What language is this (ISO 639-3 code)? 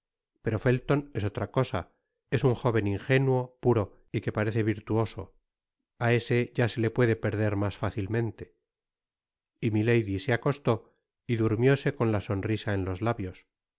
spa